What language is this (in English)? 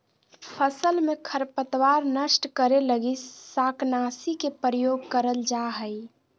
Magahi